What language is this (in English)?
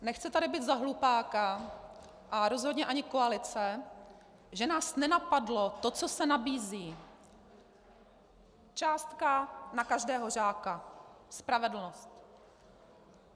Czech